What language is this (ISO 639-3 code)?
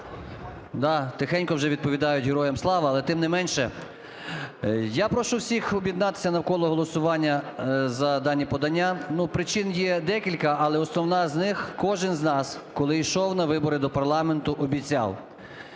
ukr